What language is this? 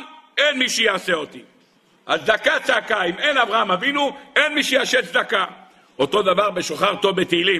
Hebrew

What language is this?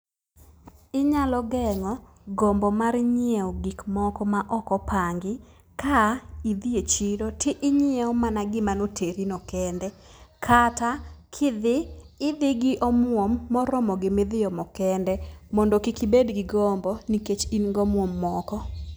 Luo (Kenya and Tanzania)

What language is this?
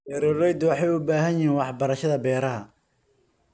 Somali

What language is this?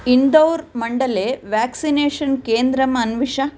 Sanskrit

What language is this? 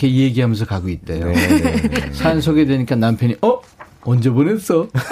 Korean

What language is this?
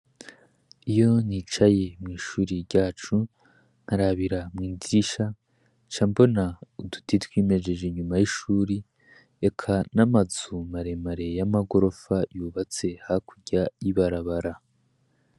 Rundi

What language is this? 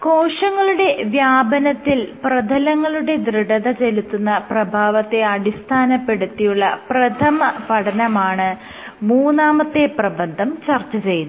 Malayalam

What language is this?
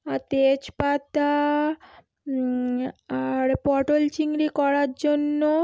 Bangla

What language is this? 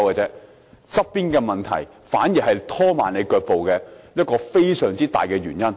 Cantonese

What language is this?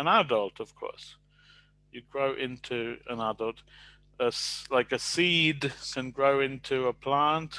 English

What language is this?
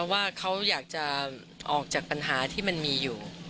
Thai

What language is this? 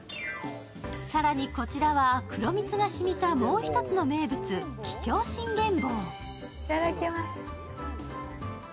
Japanese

